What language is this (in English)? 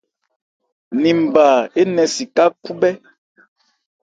Ebrié